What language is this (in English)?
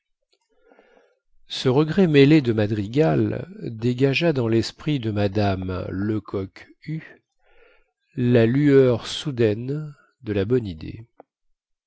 French